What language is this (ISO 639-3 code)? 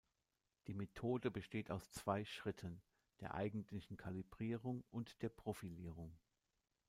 deu